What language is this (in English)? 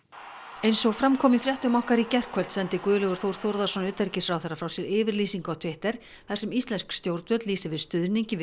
Icelandic